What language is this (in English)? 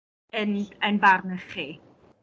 Welsh